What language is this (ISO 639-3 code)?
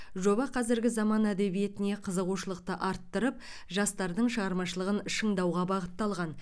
kaz